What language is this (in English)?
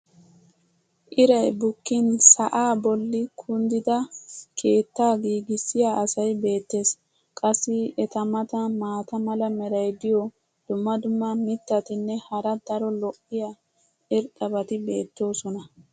Wolaytta